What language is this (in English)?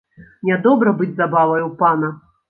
Belarusian